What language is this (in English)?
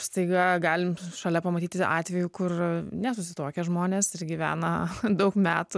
Lithuanian